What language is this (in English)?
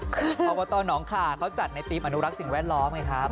Thai